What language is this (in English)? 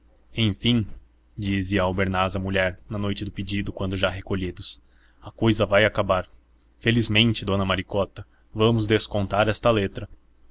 Portuguese